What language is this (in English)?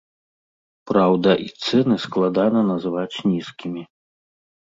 Belarusian